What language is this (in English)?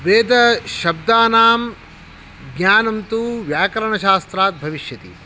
Sanskrit